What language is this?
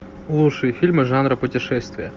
Russian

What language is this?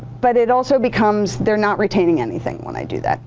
English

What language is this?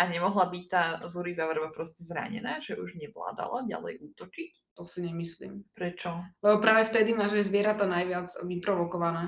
Slovak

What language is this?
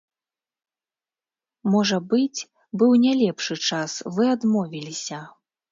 Belarusian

